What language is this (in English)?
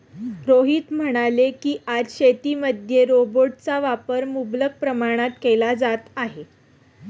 Marathi